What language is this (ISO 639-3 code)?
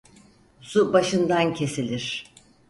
tur